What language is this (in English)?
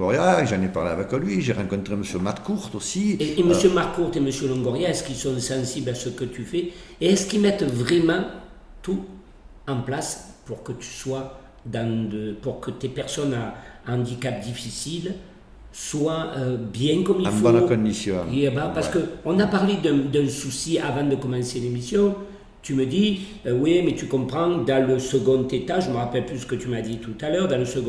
French